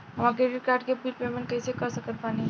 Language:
Bhojpuri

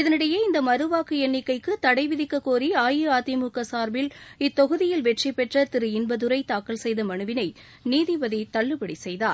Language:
Tamil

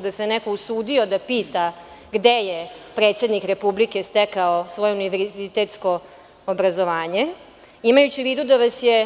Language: Serbian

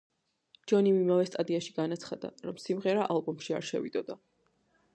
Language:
Georgian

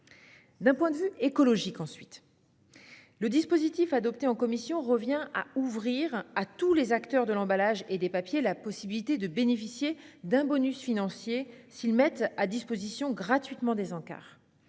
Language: French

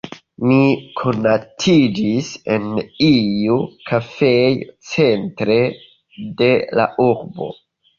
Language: Esperanto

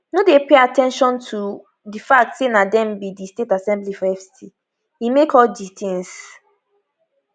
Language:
Nigerian Pidgin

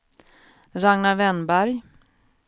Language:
Swedish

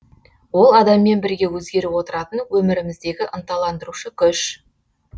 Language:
Kazakh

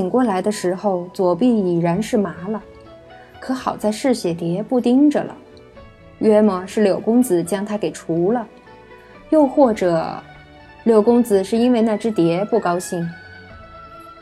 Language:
Chinese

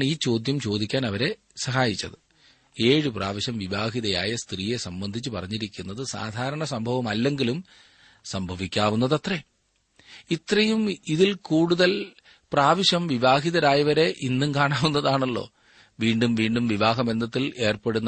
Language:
Malayalam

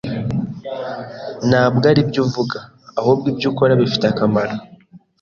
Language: Kinyarwanda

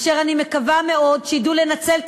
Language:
Hebrew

